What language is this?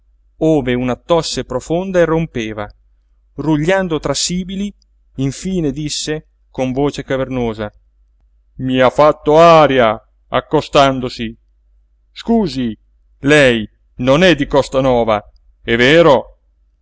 Italian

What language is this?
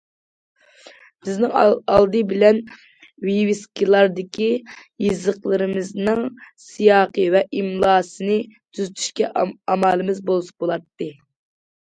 Uyghur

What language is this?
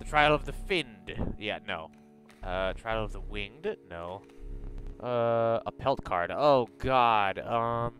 English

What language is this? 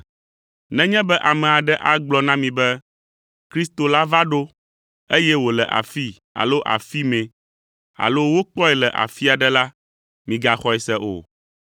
Ewe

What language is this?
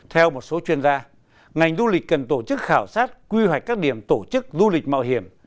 Vietnamese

